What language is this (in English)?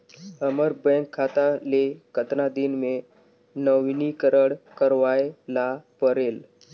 Chhattisgarhi